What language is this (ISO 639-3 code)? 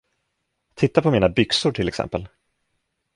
swe